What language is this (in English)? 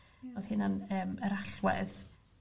Welsh